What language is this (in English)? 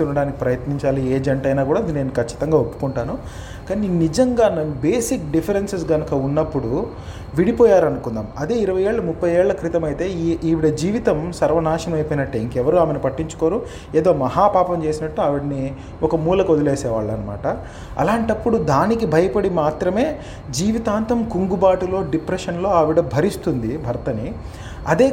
Telugu